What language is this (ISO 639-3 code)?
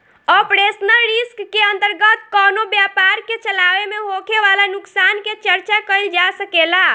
bho